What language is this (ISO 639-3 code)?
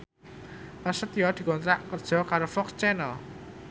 jav